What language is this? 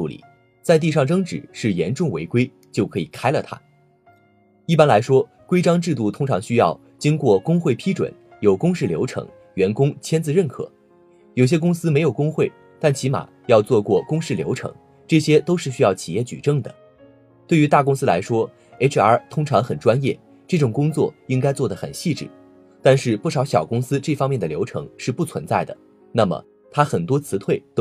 Chinese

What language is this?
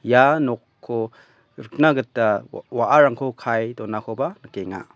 Garo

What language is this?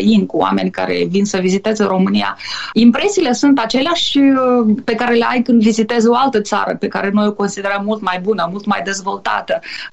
Romanian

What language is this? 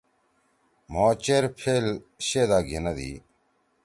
Torwali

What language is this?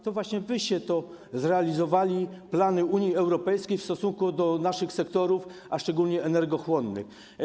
Polish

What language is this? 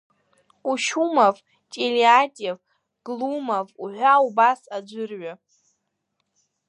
Abkhazian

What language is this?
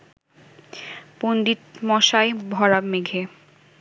Bangla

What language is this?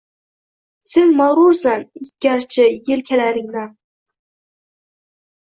Uzbek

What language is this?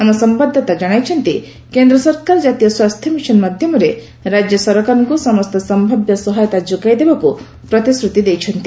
Odia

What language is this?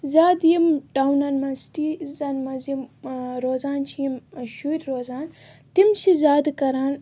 Kashmiri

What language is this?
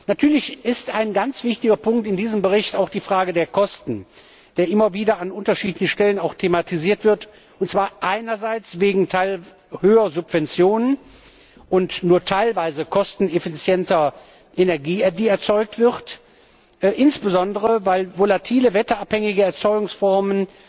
German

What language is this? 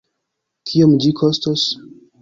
Esperanto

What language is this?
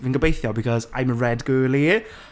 Welsh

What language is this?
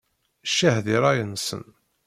Kabyle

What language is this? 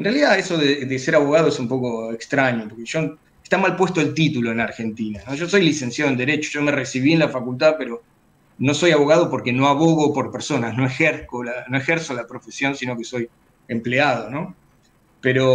Spanish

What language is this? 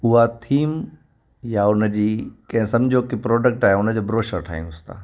Sindhi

